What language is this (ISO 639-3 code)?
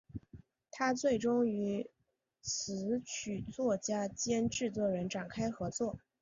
zho